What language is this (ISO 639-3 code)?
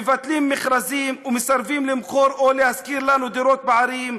heb